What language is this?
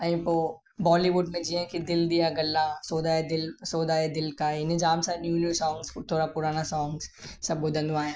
Sindhi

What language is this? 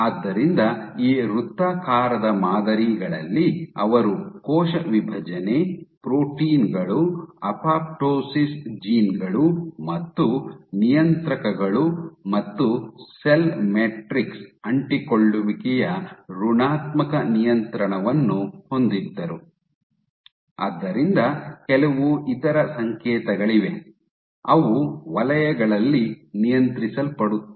Kannada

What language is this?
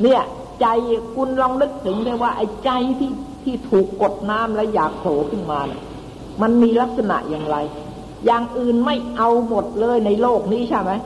Thai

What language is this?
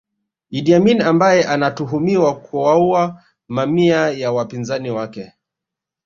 Swahili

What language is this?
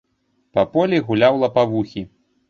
Belarusian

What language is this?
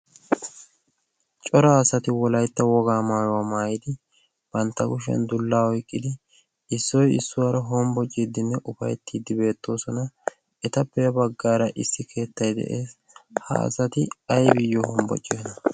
Wolaytta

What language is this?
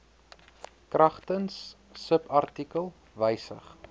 Afrikaans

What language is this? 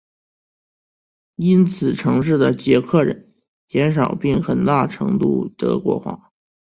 Chinese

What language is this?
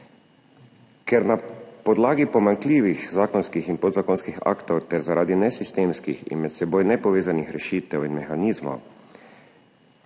Slovenian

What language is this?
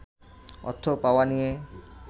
Bangla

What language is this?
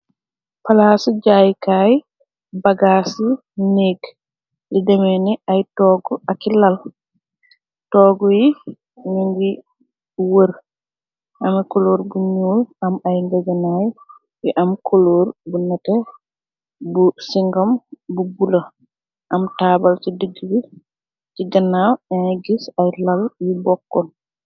Wolof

